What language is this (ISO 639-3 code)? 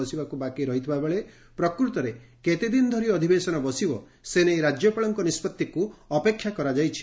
ori